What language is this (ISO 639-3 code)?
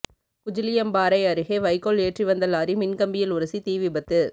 tam